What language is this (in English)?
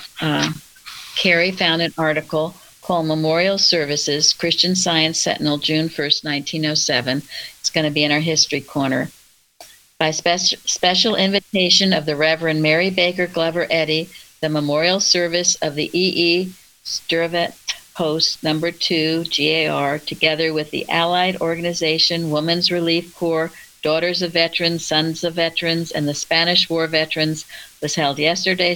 English